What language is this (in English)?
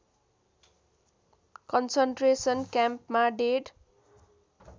Nepali